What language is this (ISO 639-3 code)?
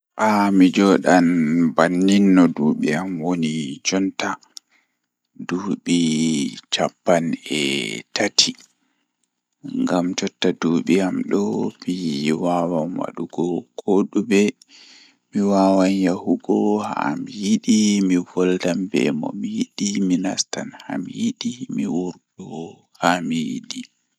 ful